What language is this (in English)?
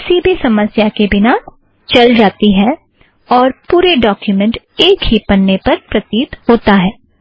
Hindi